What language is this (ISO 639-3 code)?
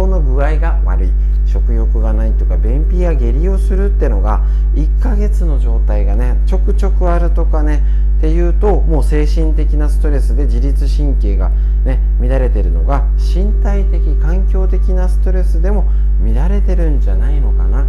jpn